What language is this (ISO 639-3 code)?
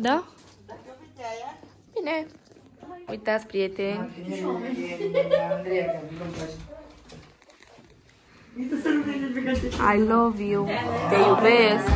ron